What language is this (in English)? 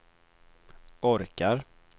Swedish